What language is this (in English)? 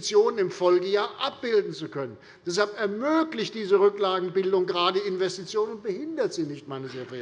German